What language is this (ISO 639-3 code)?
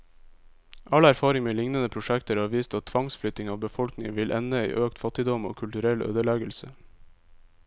nor